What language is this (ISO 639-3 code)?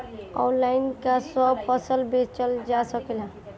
bho